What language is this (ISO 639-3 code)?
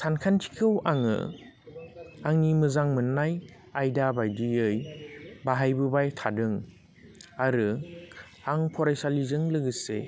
brx